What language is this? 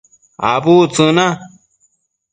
Matsés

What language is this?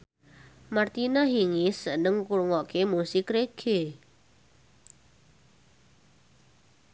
Javanese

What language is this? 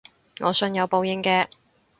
Cantonese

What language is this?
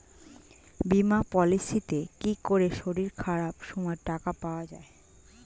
Bangla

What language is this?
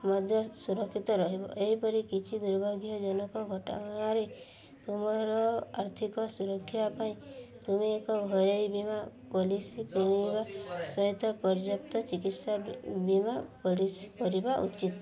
Odia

